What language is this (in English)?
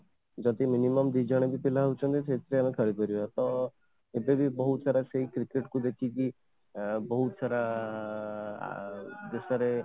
Odia